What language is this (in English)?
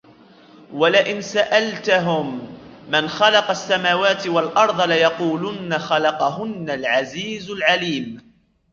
Arabic